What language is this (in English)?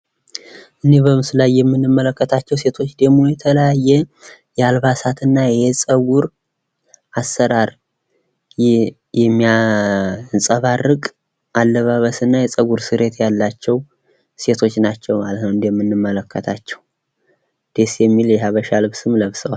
Amharic